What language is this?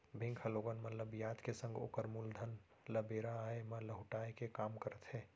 Chhattisgarhi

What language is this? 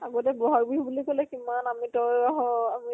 Assamese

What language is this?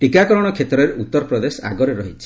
Odia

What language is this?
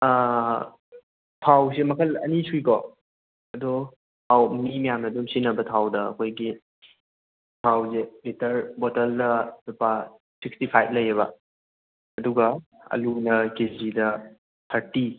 Manipuri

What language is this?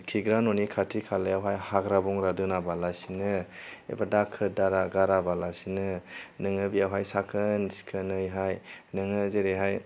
Bodo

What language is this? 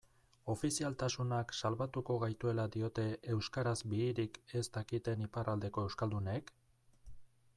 Basque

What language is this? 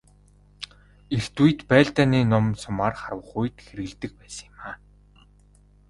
Mongolian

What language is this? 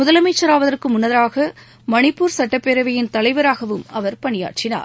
Tamil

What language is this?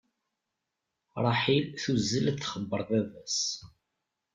Kabyle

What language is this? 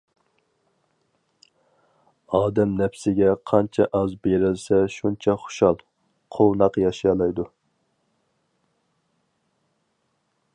Uyghur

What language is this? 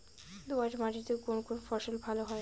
Bangla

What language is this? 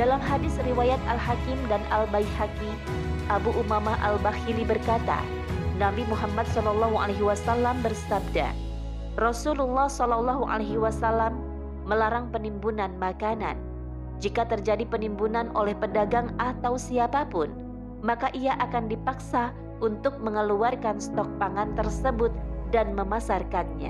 Indonesian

